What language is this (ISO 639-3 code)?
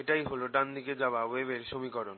ben